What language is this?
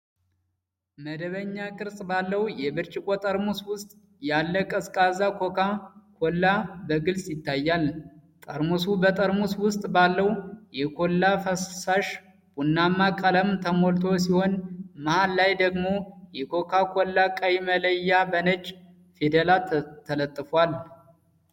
Amharic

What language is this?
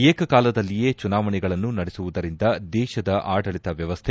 Kannada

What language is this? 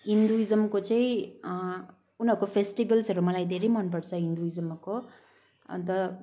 Nepali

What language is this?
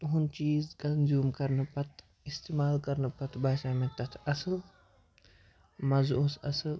Kashmiri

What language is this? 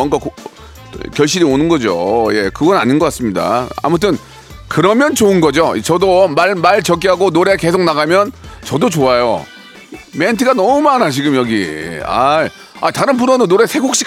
Korean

